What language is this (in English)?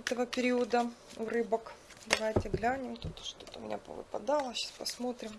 Russian